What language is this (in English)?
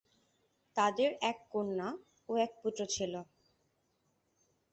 Bangla